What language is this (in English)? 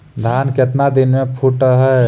Magahi